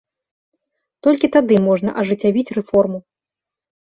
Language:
Belarusian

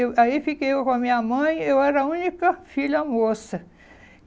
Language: Portuguese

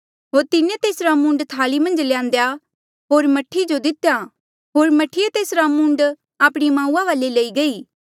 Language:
Mandeali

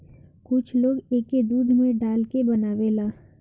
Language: Bhojpuri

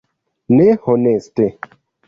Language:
Esperanto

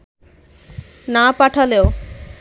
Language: Bangla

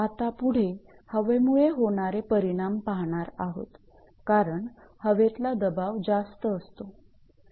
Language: Marathi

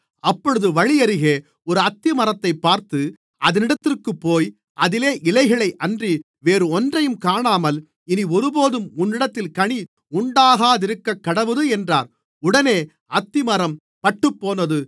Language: Tamil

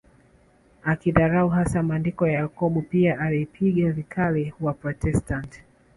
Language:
Swahili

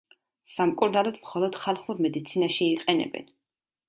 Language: Georgian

